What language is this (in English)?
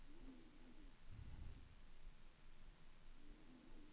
Norwegian